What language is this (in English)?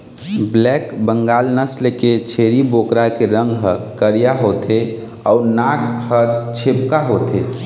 Chhattisgarhi